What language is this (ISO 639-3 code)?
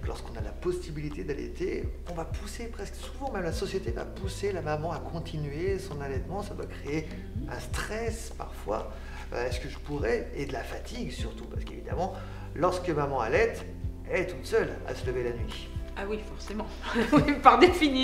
fra